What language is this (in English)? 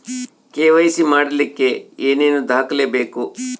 Kannada